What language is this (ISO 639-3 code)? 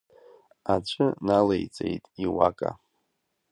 abk